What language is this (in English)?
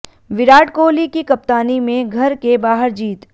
Hindi